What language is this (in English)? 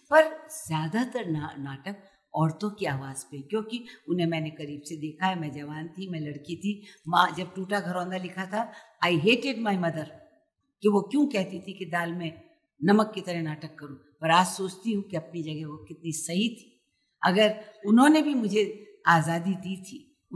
Hindi